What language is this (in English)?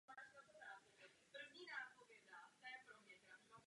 Czech